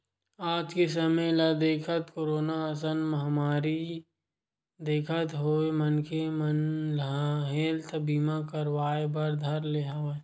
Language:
Chhattisgarhi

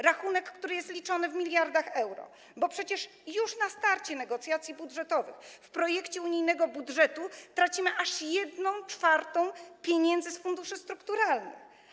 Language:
Polish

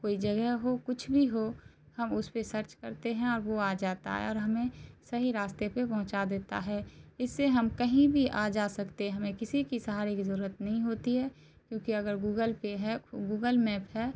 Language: Urdu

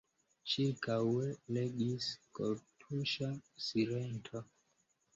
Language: Esperanto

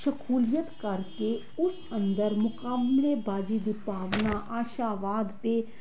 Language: Punjabi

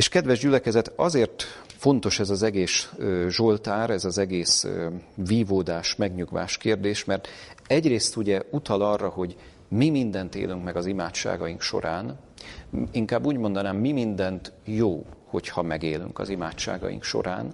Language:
Hungarian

